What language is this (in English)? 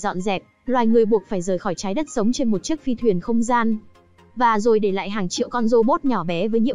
Vietnamese